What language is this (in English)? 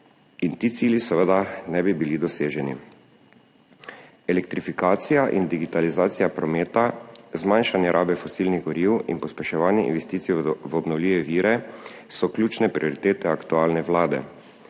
Slovenian